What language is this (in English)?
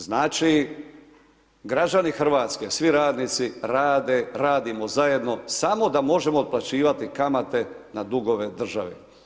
Croatian